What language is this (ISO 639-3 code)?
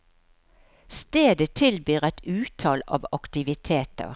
nor